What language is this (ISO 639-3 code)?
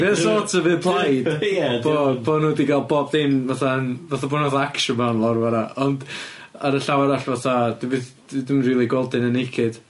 cym